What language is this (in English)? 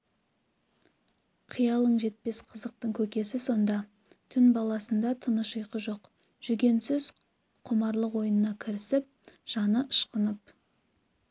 Kazakh